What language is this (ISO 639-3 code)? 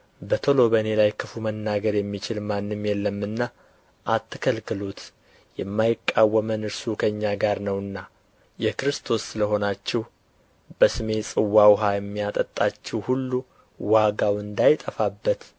amh